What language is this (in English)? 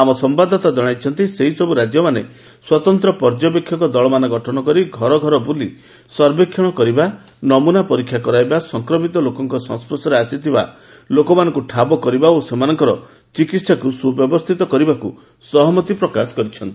Odia